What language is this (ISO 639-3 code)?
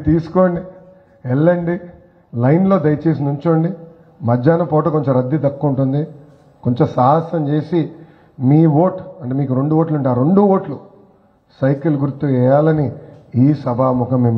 tel